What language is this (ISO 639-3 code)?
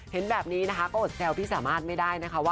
tha